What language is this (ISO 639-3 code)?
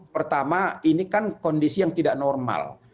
ind